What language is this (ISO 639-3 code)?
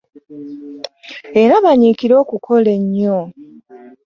lug